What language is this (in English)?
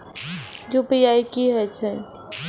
Maithili